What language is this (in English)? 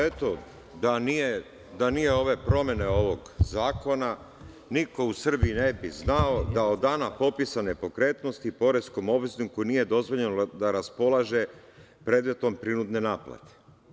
Serbian